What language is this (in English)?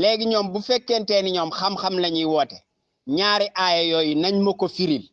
Indonesian